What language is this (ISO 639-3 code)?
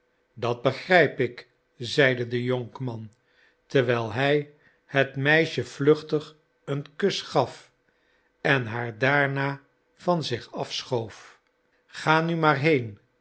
nld